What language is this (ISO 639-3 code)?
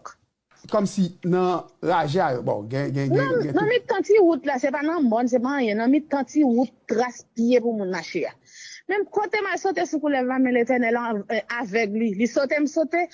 fra